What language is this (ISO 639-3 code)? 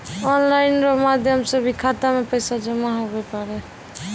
mai